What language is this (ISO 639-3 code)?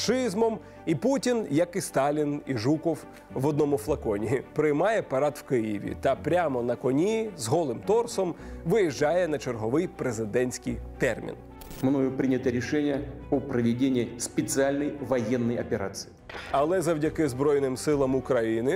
ukr